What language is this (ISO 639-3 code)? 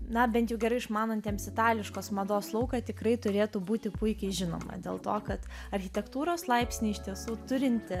lit